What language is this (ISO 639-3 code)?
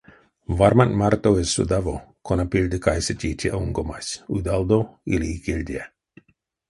myv